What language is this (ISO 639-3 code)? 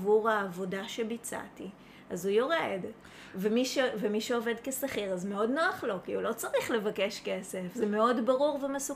heb